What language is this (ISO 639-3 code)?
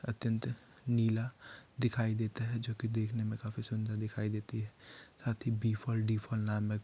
hin